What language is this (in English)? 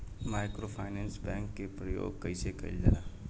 Bhojpuri